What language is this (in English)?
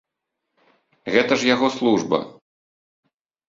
Belarusian